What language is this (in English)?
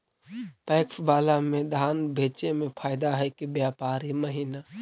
Magahi